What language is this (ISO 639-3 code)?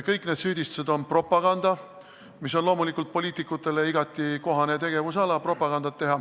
est